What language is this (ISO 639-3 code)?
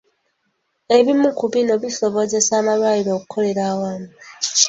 lug